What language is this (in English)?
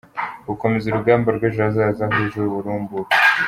Kinyarwanda